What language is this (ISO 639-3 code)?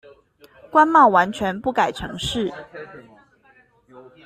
zho